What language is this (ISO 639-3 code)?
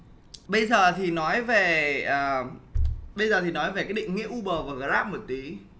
vie